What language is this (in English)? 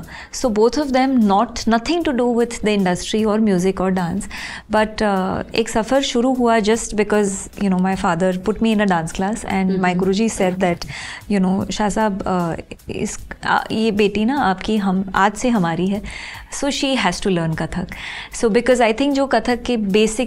Hindi